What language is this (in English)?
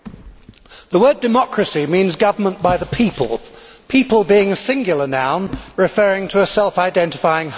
English